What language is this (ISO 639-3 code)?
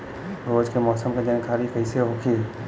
bho